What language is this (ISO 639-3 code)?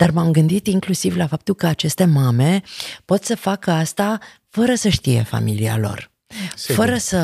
ron